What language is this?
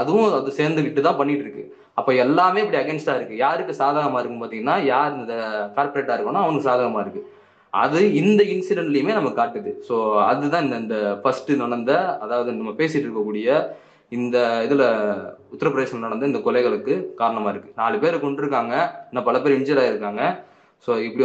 Tamil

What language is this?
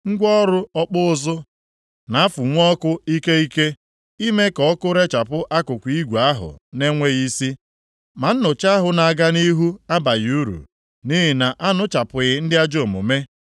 Igbo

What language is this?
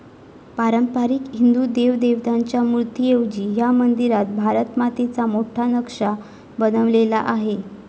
Marathi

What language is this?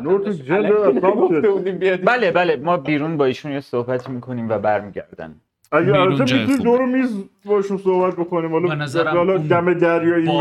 Persian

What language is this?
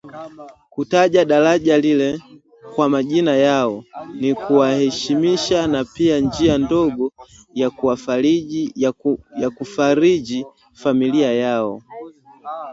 Swahili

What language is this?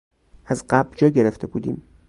Persian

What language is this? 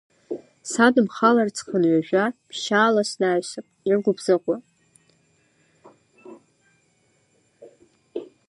Abkhazian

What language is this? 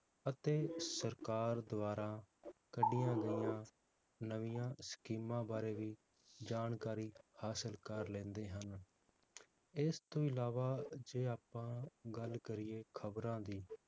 Punjabi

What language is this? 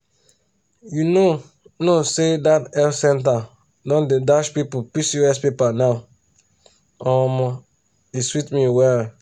Nigerian Pidgin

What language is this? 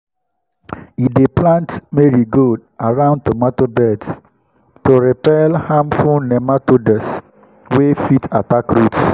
Nigerian Pidgin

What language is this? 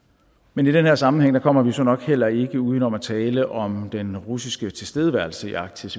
Danish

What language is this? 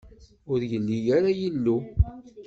Kabyle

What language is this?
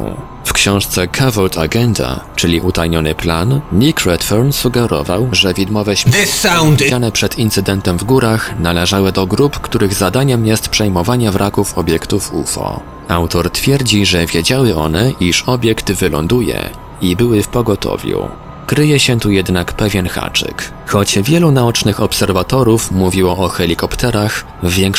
Polish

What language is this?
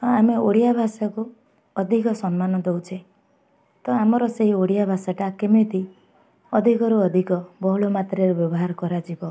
Odia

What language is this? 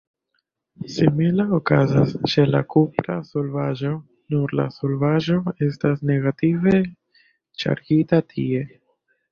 Esperanto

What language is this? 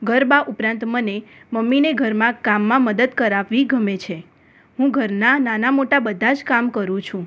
Gujarati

